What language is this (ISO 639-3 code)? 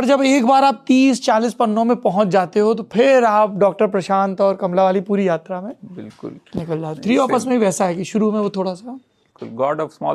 hin